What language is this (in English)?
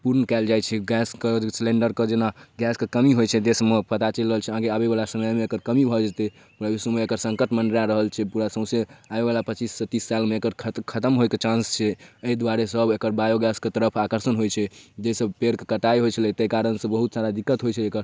Maithili